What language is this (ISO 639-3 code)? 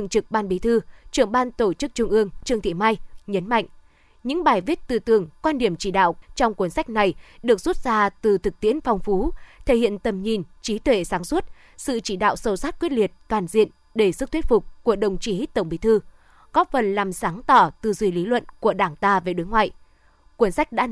vie